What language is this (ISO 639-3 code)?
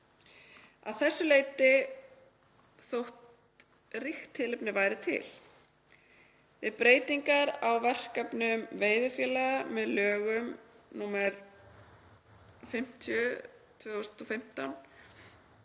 isl